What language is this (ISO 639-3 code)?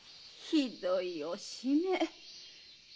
jpn